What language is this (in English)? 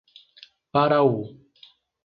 Portuguese